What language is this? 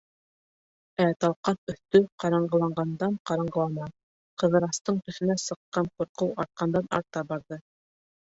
Bashkir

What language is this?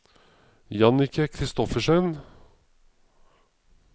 Norwegian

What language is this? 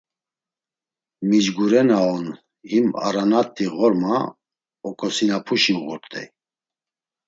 Laz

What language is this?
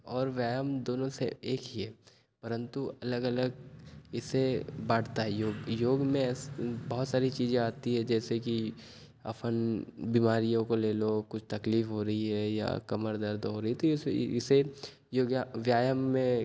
Hindi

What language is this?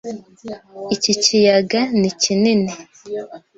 Kinyarwanda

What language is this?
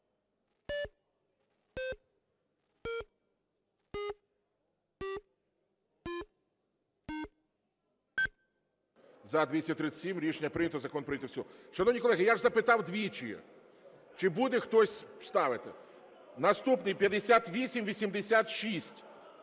Ukrainian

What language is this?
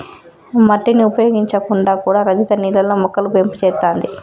Telugu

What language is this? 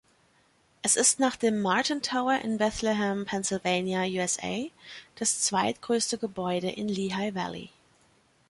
German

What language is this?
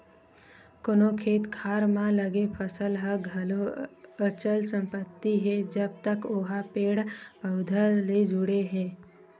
Chhattisgarhi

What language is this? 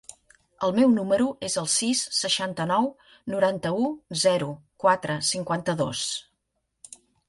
Catalan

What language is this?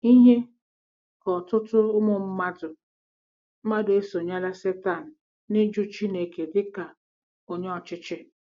Igbo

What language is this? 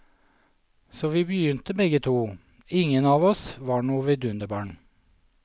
Norwegian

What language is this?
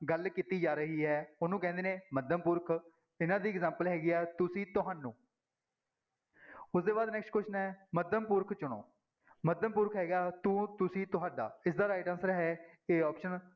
Punjabi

